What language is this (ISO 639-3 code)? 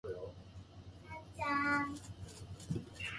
jpn